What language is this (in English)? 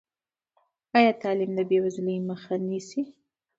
Pashto